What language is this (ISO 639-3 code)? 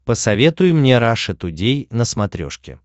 rus